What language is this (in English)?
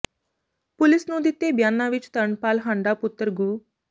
Punjabi